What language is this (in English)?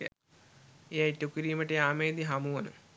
Sinhala